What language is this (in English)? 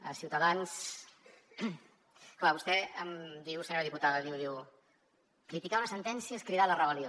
Catalan